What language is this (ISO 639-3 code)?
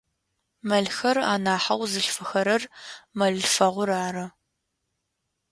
ady